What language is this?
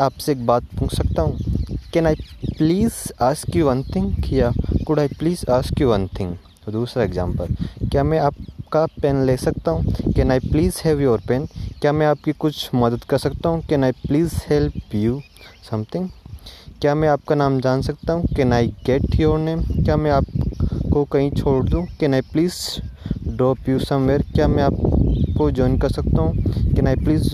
Hindi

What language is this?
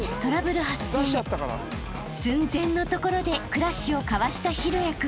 Japanese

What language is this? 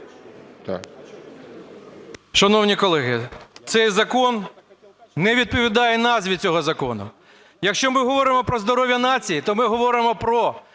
Ukrainian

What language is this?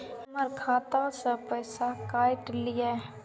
Maithili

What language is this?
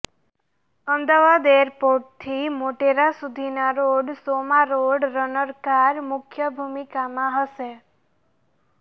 Gujarati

